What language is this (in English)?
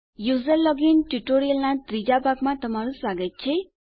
Gujarati